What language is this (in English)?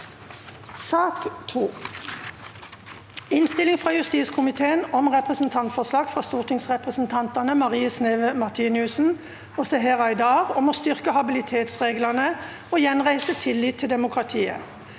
Norwegian